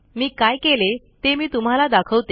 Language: Marathi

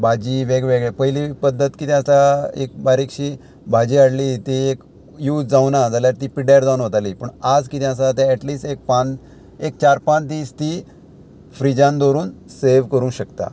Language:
Konkani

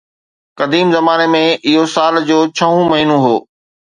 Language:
Sindhi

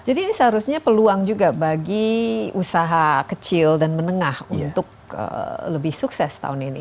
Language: Indonesian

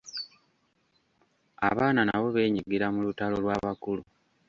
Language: Ganda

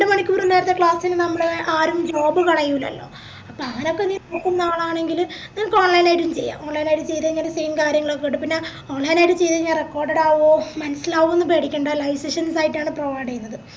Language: Malayalam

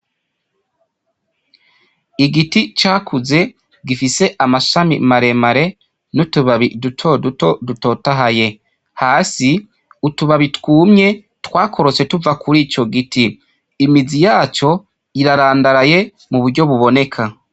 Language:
Rundi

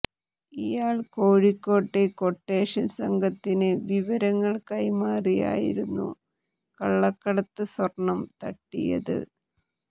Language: Malayalam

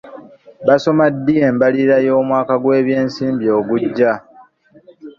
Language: Ganda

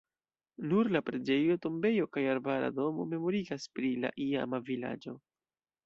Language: Esperanto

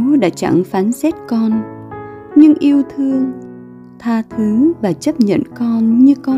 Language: Vietnamese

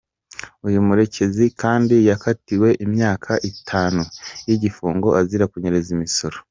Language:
Kinyarwanda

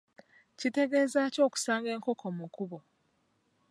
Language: Ganda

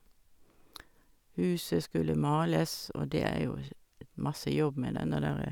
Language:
Norwegian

